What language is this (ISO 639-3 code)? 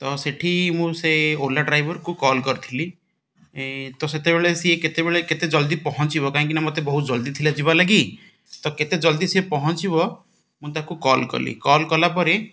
ori